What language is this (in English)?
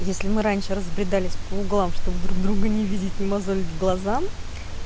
Russian